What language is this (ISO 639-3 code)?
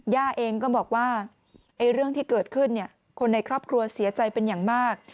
tha